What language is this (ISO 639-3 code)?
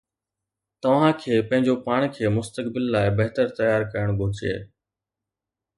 snd